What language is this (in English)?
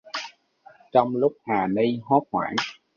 Vietnamese